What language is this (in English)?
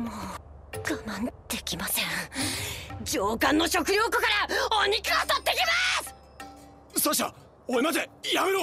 Japanese